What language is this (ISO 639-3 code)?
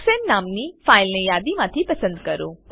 guj